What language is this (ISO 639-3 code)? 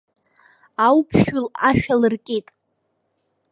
abk